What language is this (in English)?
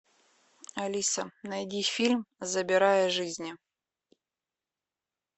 Russian